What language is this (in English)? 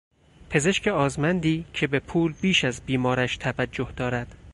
Persian